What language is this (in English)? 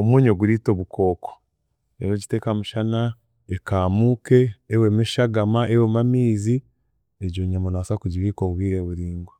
Chiga